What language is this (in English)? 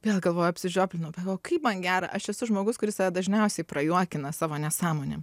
Lithuanian